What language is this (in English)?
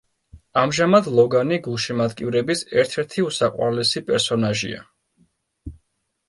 Georgian